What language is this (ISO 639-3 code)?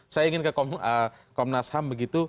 ind